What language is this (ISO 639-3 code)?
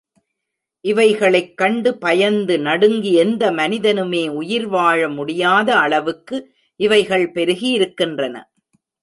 tam